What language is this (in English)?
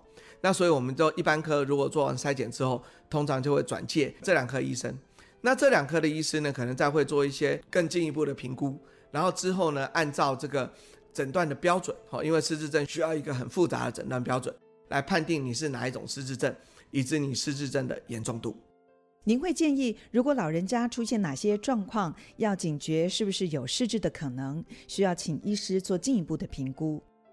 Chinese